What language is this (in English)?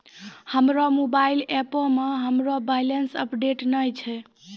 Maithili